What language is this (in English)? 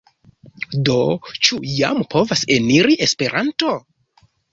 Esperanto